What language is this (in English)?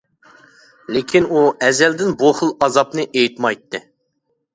Uyghur